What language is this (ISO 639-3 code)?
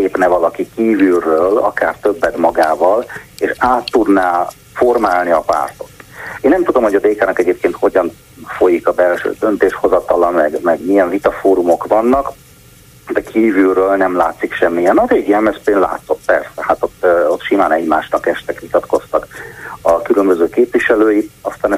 hun